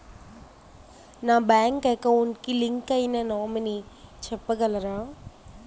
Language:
Telugu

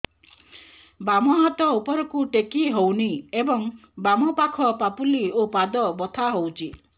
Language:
Odia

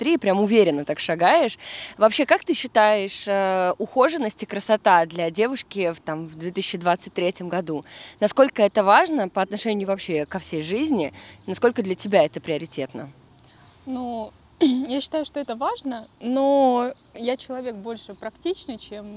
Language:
Russian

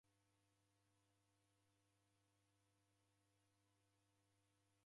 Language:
Taita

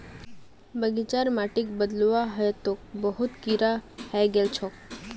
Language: Magahi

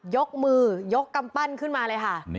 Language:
Thai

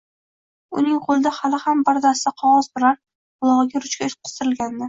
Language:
Uzbek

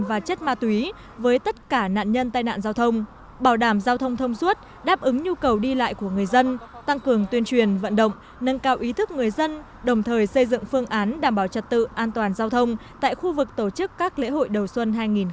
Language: Vietnamese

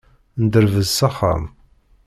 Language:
Kabyle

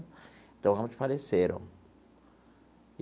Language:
Portuguese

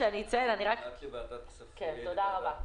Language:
Hebrew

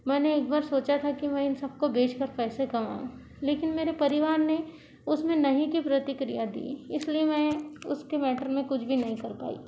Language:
Hindi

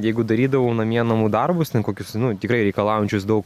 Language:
Lithuanian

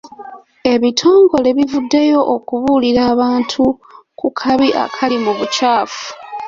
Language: Ganda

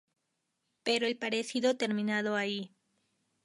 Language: Spanish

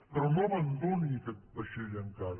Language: Catalan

